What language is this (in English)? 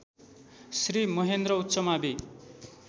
Nepali